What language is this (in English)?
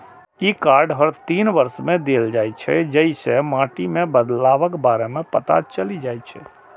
Maithili